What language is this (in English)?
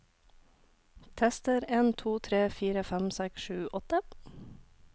Norwegian